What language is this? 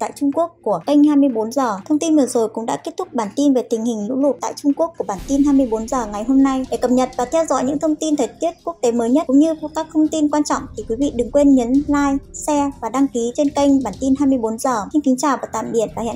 Vietnamese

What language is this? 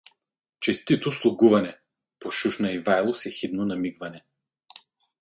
Bulgarian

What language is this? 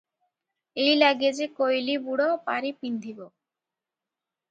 Odia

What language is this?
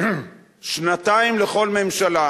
Hebrew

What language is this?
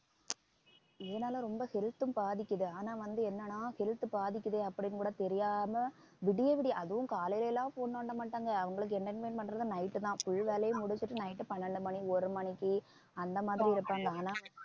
Tamil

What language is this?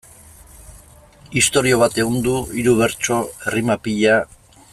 Basque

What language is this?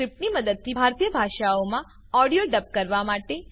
Gujarati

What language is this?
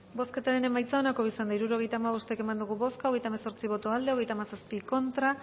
Basque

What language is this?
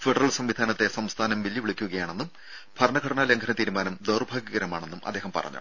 Malayalam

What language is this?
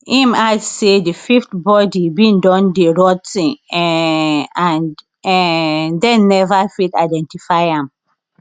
Nigerian Pidgin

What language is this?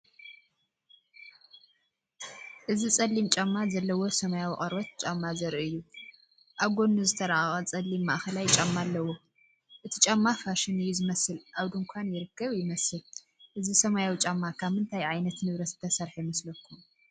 Tigrinya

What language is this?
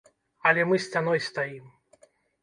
Belarusian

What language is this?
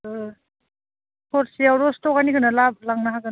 Bodo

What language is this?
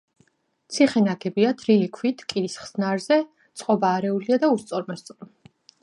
Georgian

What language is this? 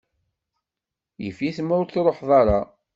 Kabyle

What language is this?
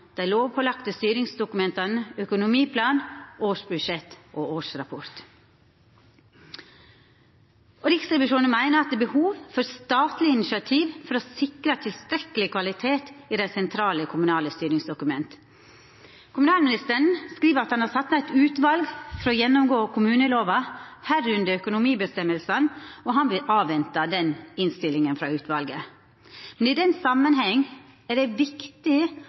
Norwegian Nynorsk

